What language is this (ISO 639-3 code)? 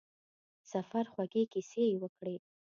pus